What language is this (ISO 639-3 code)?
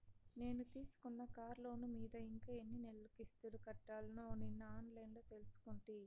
tel